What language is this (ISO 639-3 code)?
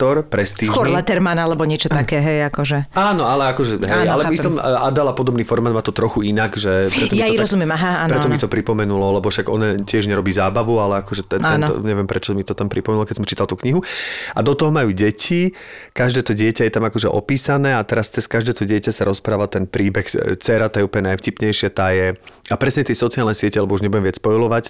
slk